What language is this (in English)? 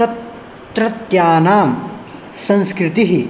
Sanskrit